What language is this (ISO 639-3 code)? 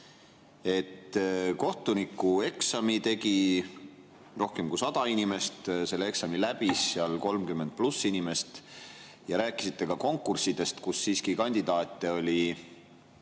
est